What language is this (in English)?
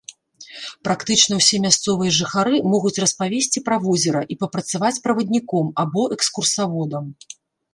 Belarusian